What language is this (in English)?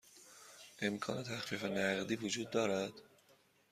Persian